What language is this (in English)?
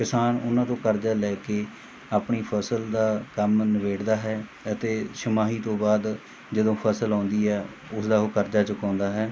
Punjabi